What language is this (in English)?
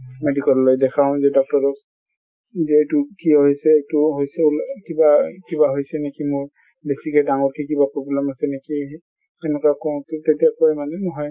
Assamese